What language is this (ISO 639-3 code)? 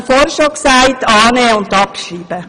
gsw